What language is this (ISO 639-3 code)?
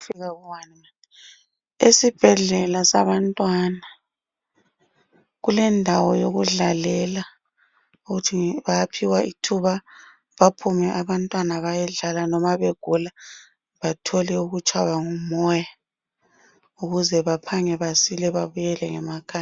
nde